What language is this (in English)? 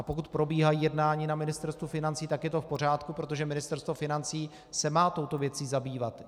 Czech